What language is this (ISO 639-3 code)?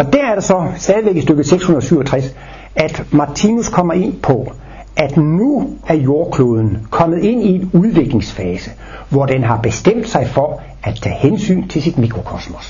dan